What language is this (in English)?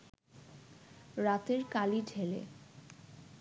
Bangla